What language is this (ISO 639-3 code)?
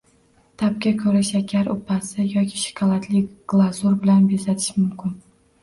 uzb